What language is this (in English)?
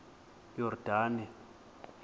Xhosa